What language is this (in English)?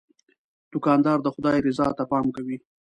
Pashto